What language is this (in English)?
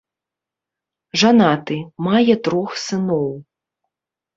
Belarusian